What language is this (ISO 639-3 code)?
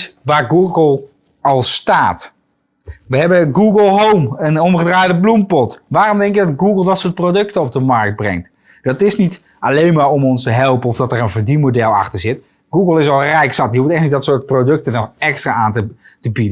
nld